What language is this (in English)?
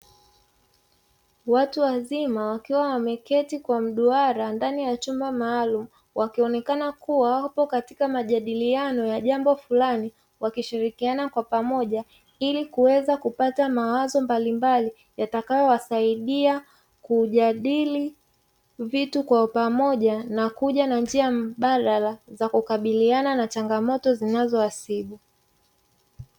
Swahili